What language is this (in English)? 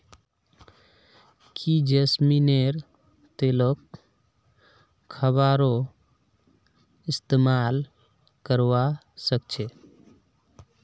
Magahi